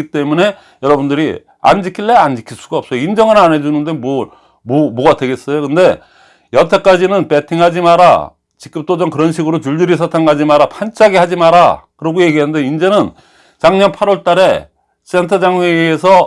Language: Korean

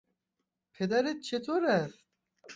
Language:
Persian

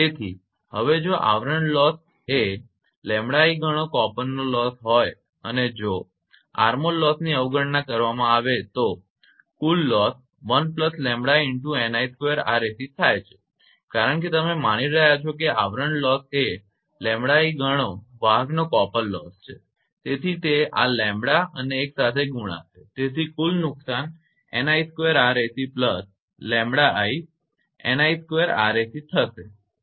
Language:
Gujarati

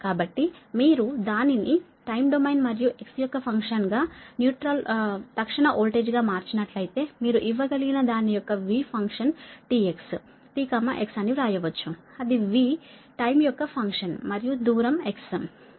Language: Telugu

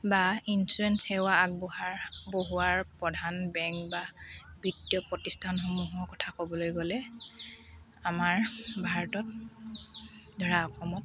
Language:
Assamese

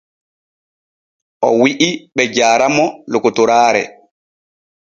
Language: Borgu Fulfulde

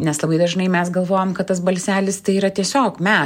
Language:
Lithuanian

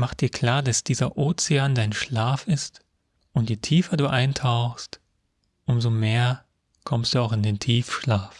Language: German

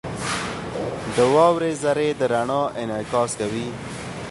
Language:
Pashto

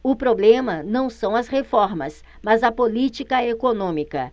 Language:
Portuguese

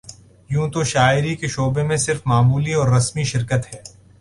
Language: Urdu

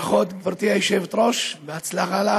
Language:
Hebrew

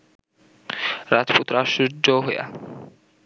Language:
Bangla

